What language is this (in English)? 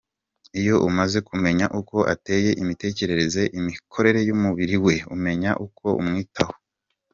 Kinyarwanda